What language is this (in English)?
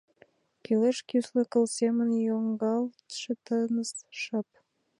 Mari